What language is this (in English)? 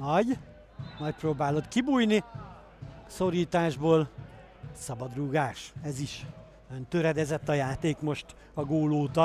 Hungarian